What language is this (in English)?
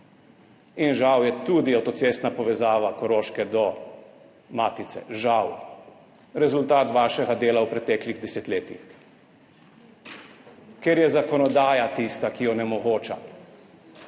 Slovenian